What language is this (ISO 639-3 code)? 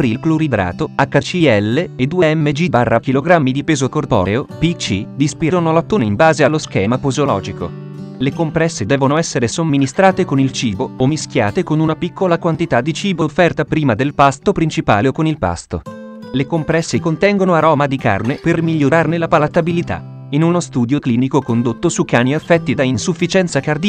ita